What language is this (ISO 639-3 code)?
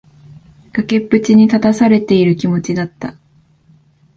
jpn